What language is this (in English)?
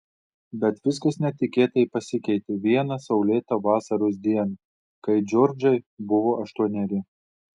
Lithuanian